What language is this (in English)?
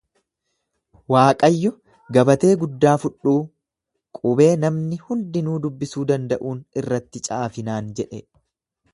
Oromo